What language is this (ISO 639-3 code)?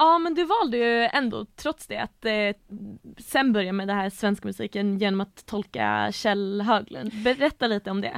swe